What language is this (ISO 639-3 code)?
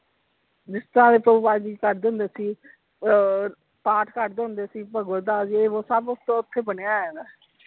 pan